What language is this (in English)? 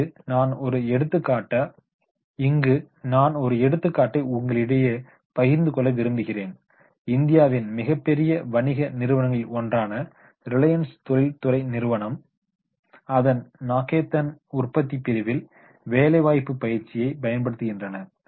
Tamil